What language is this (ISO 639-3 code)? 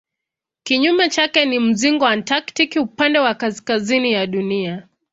swa